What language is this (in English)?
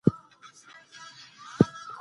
Pashto